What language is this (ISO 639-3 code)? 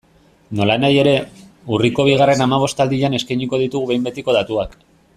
eus